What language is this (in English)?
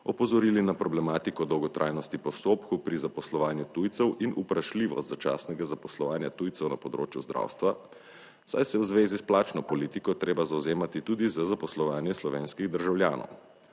Slovenian